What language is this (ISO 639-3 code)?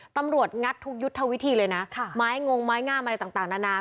tha